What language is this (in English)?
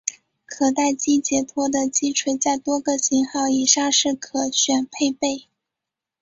Chinese